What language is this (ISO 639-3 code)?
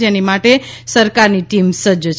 guj